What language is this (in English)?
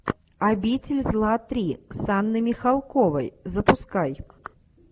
Russian